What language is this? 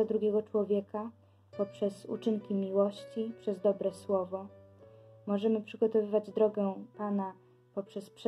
Polish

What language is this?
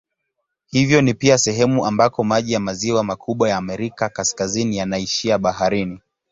Swahili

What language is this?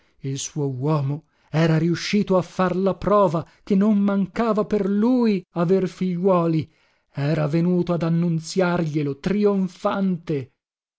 Italian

